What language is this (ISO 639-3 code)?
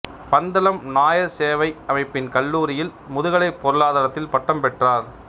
tam